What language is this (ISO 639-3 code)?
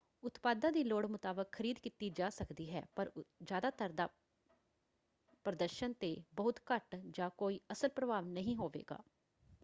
pan